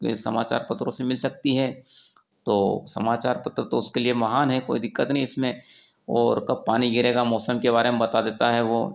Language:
Hindi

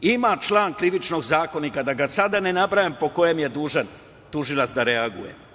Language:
Serbian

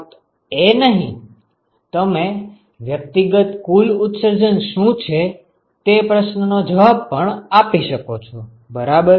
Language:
Gujarati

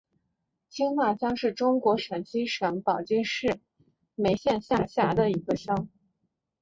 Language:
Chinese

